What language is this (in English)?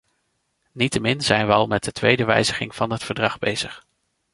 Dutch